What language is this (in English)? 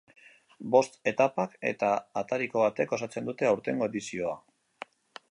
Basque